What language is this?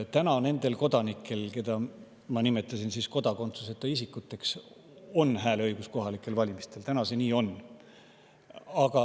Estonian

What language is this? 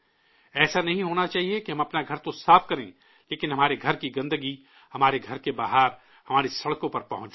Urdu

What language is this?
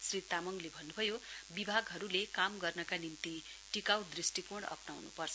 Nepali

